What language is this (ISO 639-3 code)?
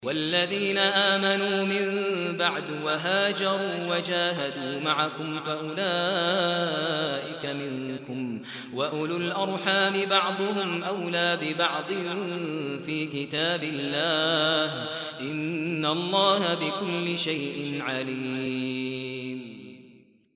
ara